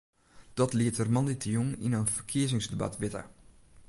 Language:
Western Frisian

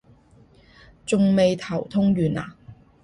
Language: Cantonese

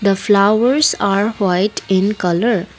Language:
English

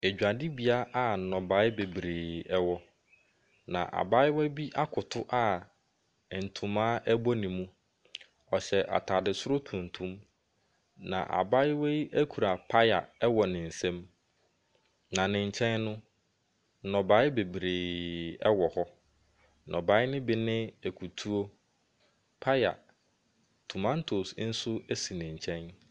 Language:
Akan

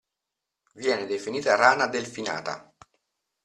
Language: Italian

